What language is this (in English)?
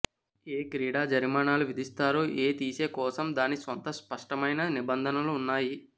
Telugu